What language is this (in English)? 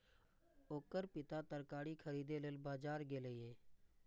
Maithili